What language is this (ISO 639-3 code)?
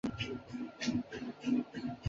zho